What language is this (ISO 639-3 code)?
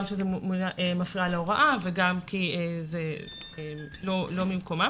heb